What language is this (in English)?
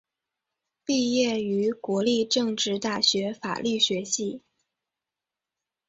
Chinese